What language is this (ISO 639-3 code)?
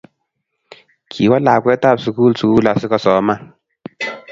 kln